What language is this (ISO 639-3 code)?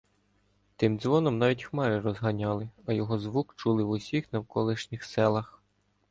ukr